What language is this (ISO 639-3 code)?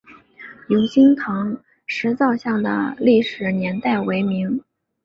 zho